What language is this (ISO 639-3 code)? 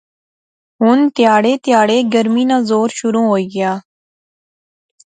phr